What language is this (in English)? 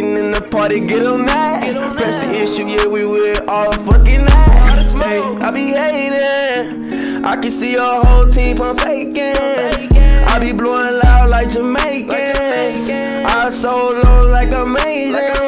English